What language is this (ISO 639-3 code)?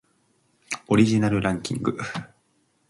jpn